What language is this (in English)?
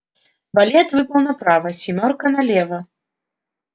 Russian